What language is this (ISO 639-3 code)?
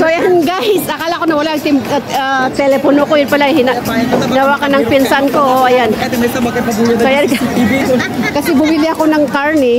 fil